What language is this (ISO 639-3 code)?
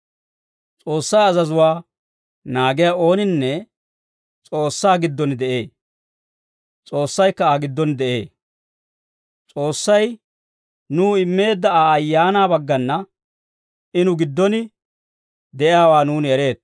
dwr